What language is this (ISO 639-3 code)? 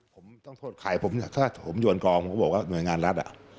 tha